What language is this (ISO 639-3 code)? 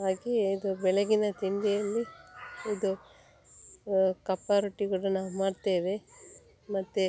kan